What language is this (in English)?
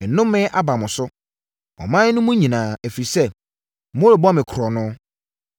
Akan